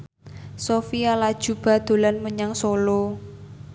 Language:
Javanese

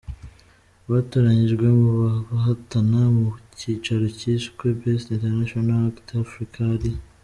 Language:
Kinyarwanda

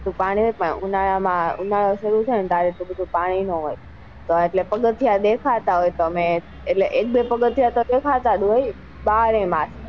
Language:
Gujarati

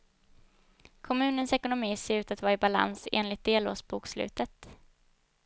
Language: Swedish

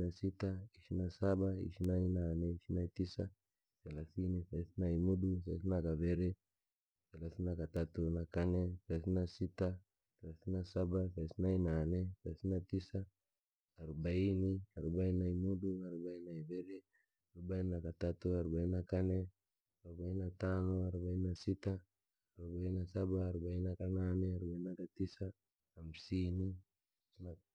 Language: Langi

